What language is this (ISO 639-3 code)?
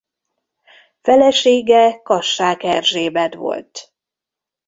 hun